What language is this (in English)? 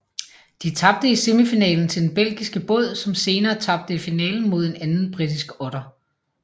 Danish